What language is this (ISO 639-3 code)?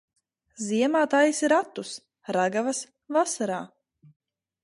lav